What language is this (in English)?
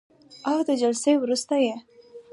Pashto